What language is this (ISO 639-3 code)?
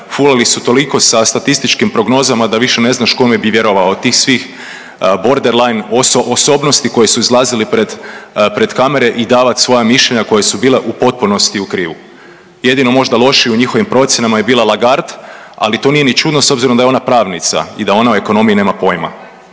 hrv